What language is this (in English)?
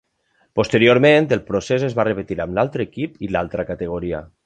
Catalan